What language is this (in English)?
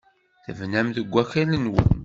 Kabyle